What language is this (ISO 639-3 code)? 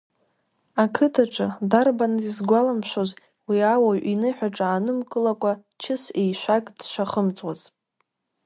abk